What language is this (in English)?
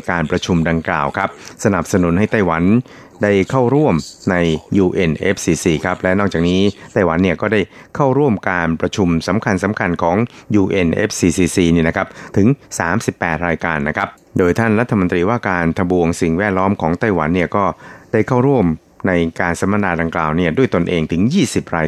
Thai